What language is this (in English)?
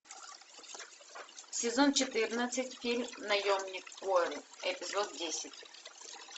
Russian